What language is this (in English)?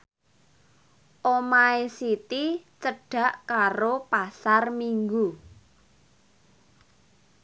Javanese